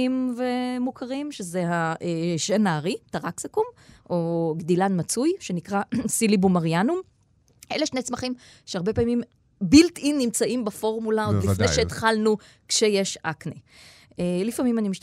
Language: Hebrew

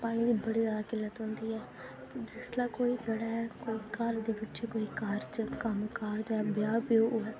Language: Dogri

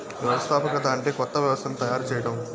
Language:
Telugu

